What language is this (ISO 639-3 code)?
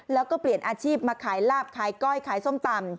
tha